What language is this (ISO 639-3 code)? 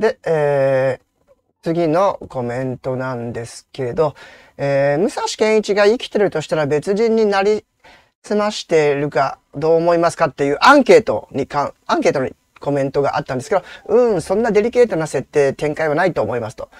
jpn